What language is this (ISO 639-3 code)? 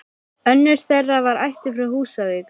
isl